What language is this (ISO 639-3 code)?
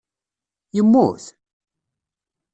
kab